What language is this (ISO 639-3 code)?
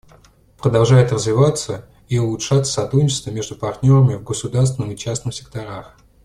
rus